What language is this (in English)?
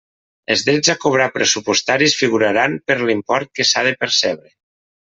Catalan